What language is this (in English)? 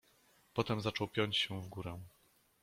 Polish